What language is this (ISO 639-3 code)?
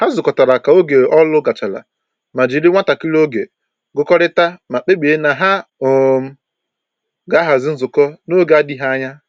ibo